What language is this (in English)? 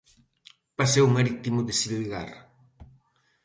Galician